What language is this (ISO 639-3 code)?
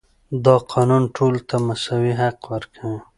pus